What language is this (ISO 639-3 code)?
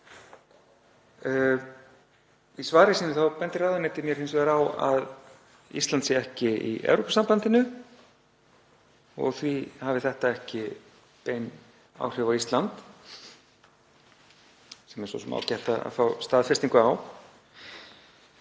isl